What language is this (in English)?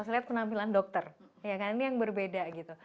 Indonesian